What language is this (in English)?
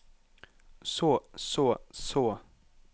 Norwegian